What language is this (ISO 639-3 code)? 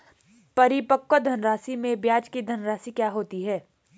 hin